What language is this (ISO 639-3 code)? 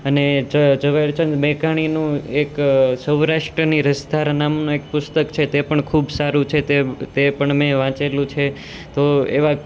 guj